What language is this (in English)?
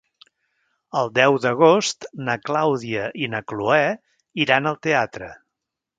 Catalan